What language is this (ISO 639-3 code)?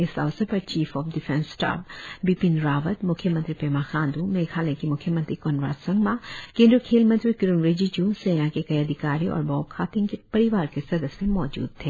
hin